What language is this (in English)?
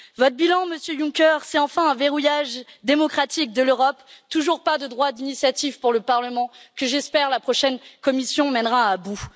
French